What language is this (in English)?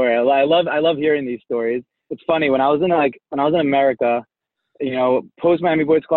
English